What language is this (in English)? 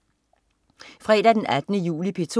Danish